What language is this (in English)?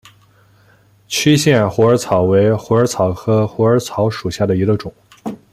Chinese